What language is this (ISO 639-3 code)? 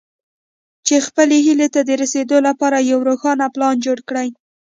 pus